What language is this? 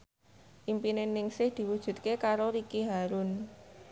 Javanese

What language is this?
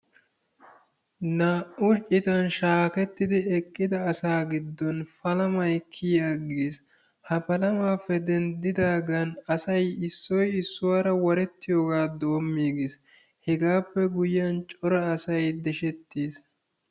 Wolaytta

